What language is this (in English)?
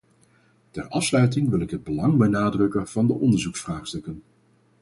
Dutch